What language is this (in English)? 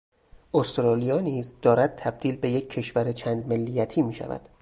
Persian